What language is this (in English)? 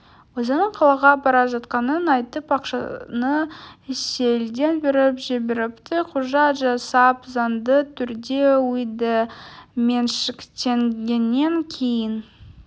Kazakh